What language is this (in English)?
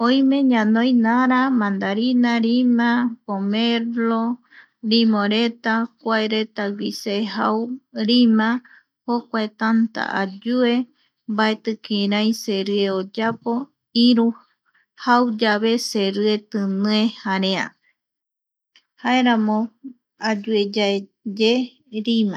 Eastern Bolivian Guaraní